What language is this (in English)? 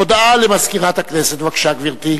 Hebrew